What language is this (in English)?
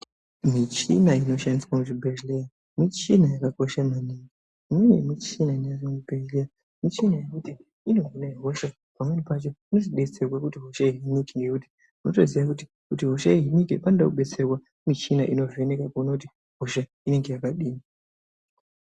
Ndau